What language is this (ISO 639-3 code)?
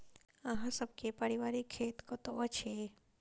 mai